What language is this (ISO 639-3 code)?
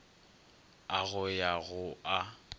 nso